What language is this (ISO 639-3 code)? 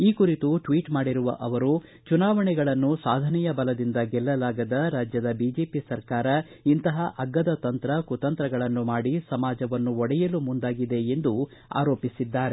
kan